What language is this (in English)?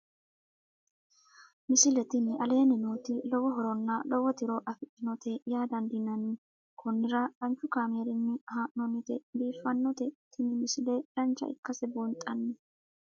Sidamo